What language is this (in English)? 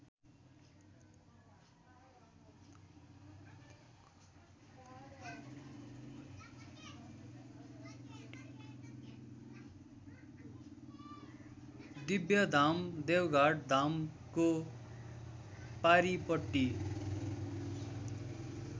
Nepali